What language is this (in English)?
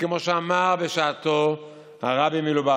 Hebrew